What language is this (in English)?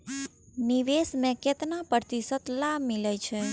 Maithili